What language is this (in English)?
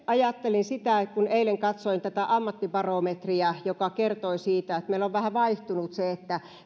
Finnish